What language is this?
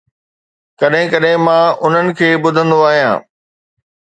Sindhi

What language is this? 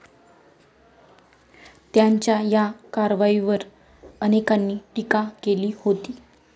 Marathi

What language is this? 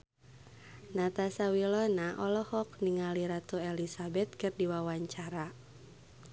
Sundanese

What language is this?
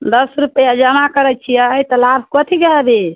Maithili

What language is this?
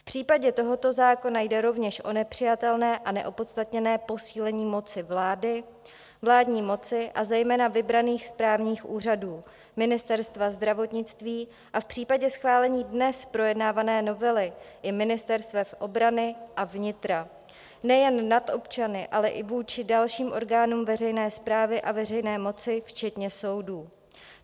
Czech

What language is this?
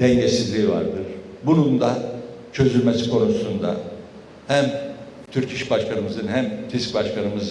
Turkish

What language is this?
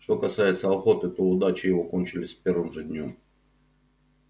Russian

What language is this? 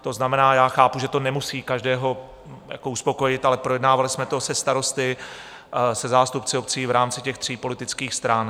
Czech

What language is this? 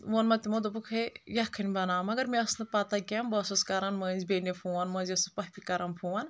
Kashmiri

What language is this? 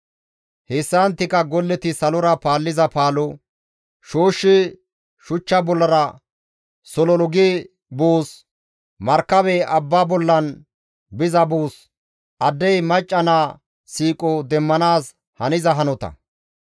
Gamo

